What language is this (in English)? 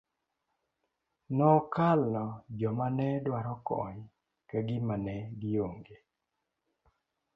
Luo (Kenya and Tanzania)